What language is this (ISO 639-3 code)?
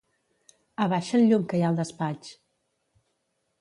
cat